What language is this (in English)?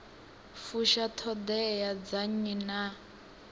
Venda